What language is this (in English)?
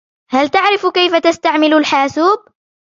Arabic